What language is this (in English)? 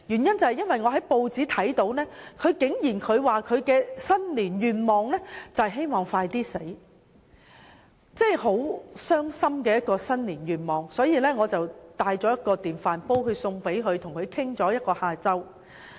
Cantonese